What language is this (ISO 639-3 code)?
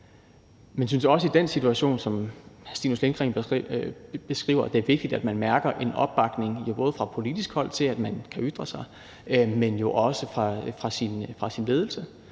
dan